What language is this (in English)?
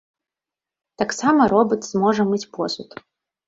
Belarusian